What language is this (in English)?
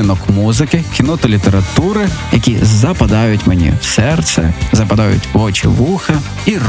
Ukrainian